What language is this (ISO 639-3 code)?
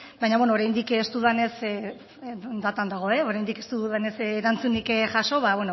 eus